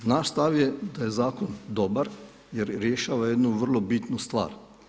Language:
Croatian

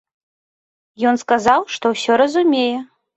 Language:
Belarusian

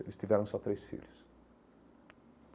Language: Portuguese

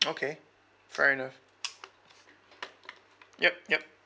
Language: English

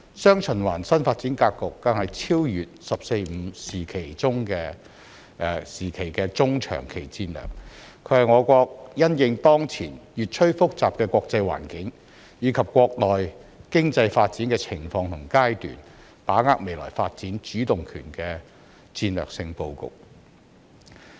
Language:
Cantonese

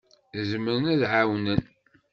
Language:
Kabyle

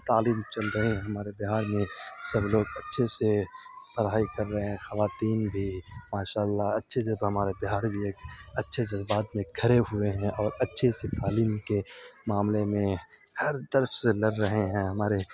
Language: Urdu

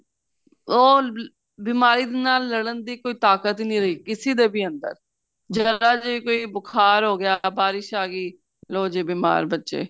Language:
Punjabi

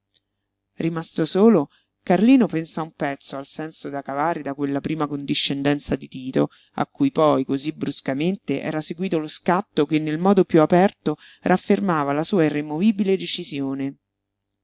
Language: Italian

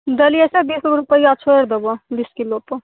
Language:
Maithili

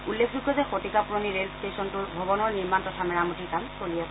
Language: Assamese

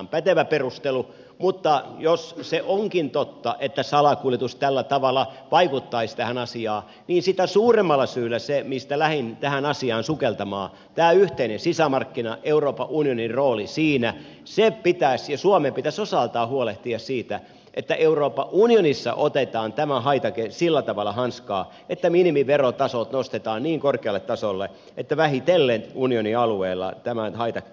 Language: Finnish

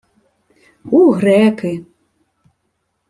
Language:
Ukrainian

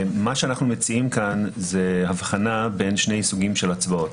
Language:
Hebrew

